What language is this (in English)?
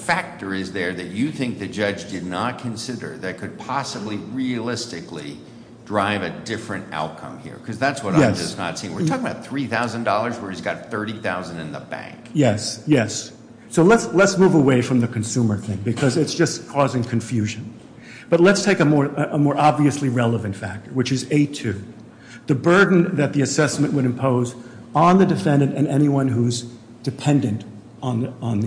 English